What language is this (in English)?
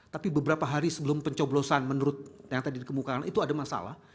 Indonesian